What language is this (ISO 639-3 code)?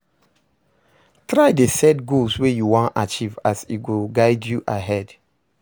pcm